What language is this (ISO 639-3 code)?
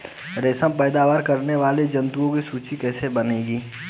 hin